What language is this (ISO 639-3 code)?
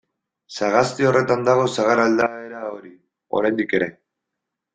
eus